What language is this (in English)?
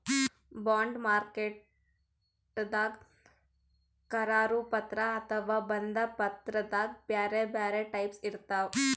Kannada